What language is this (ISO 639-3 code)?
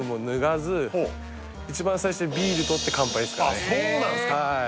jpn